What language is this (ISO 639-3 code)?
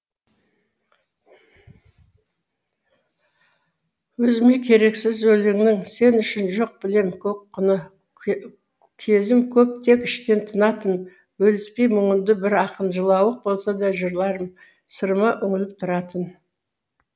kaz